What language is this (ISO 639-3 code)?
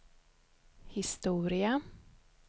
swe